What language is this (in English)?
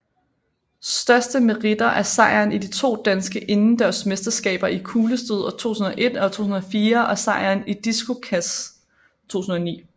Danish